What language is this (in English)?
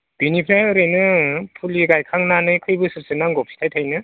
Bodo